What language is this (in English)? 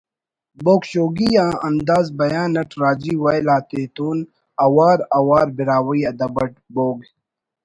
Brahui